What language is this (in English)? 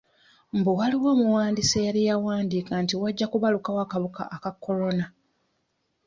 Ganda